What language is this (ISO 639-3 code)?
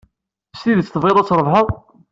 kab